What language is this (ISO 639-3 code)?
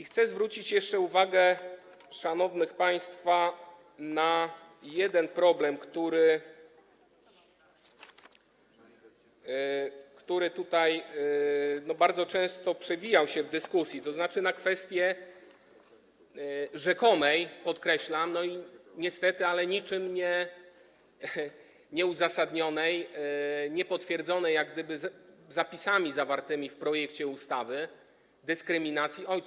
pol